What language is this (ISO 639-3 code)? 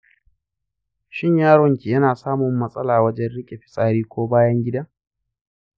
hau